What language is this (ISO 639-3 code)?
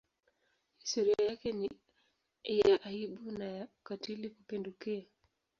swa